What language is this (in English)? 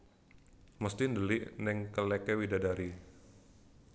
Javanese